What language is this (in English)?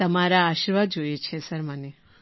Gujarati